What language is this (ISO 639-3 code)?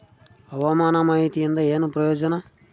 kan